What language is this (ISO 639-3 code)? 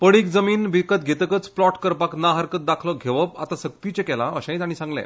kok